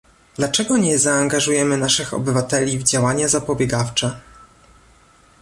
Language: Polish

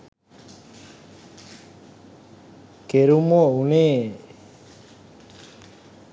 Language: Sinhala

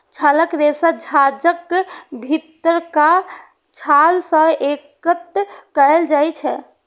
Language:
Maithili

